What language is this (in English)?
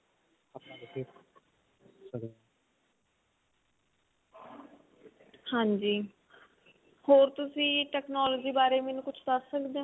Punjabi